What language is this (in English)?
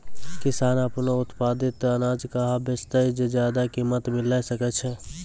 Maithili